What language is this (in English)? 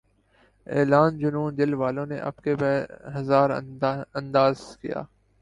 Urdu